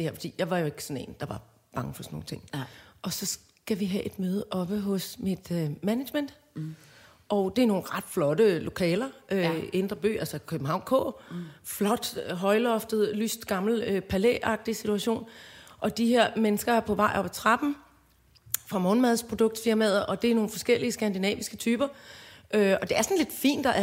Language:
Danish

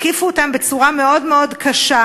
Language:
Hebrew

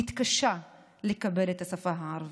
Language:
Hebrew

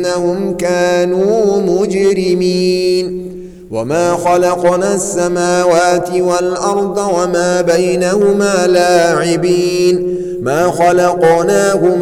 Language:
Arabic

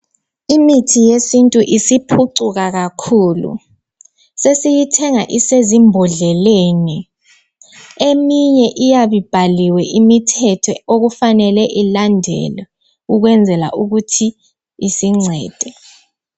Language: North Ndebele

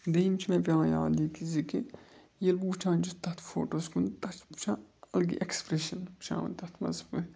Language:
Kashmiri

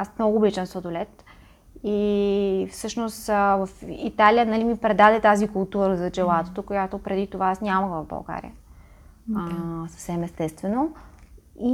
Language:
Bulgarian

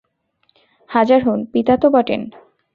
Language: Bangla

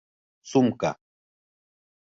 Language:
Bashkir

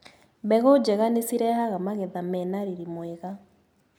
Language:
Kikuyu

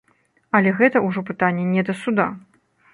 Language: Belarusian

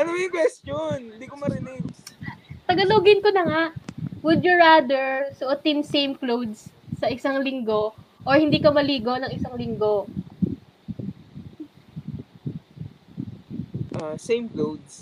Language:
Filipino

